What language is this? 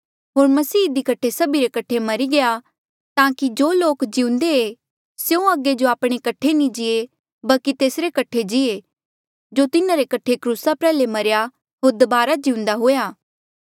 Mandeali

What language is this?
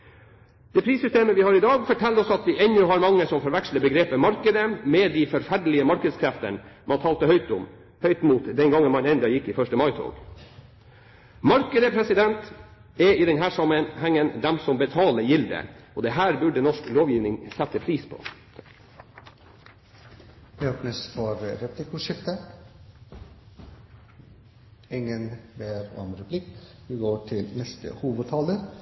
Norwegian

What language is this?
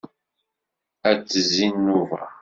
Kabyle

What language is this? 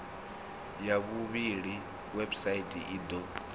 Venda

